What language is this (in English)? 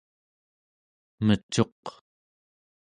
Central Yupik